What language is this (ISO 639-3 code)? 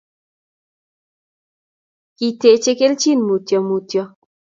kln